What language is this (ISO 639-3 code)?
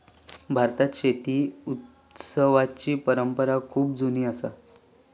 mar